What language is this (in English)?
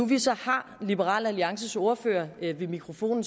Danish